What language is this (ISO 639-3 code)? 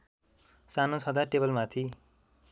nep